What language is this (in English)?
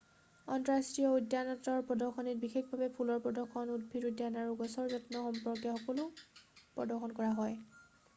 Assamese